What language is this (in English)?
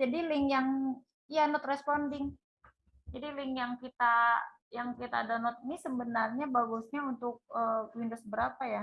Indonesian